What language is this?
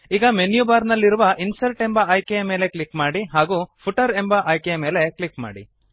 Kannada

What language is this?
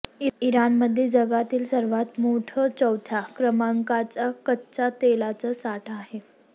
Marathi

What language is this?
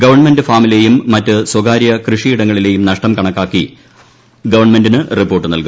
Malayalam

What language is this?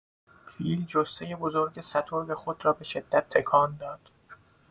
Persian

